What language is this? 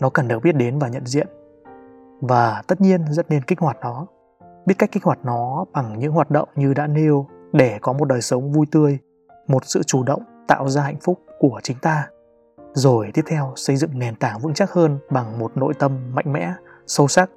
Vietnamese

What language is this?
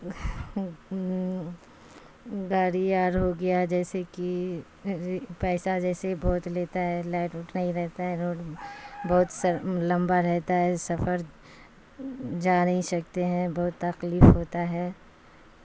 Urdu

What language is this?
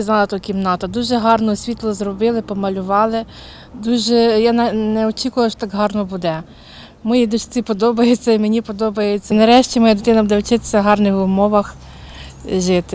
Ukrainian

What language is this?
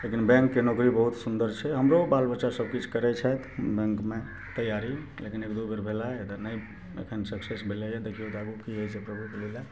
Maithili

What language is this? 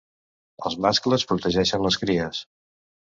Catalan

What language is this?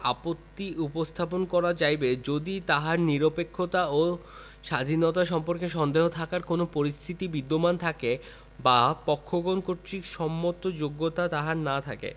Bangla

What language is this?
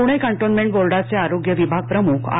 Marathi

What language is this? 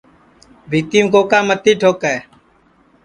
Sansi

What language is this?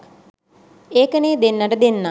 Sinhala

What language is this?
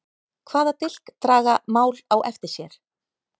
Icelandic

